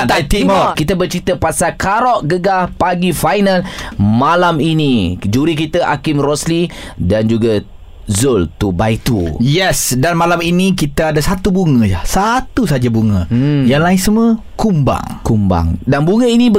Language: Malay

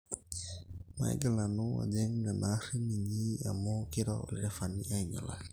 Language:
Masai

